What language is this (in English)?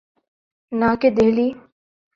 Urdu